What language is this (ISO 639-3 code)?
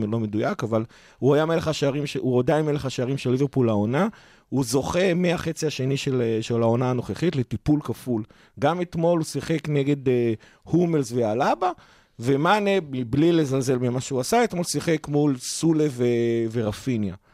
heb